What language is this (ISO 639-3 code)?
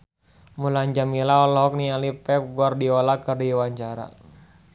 sun